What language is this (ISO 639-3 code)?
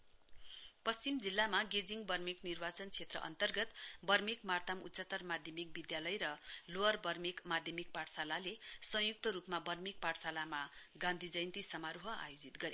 nep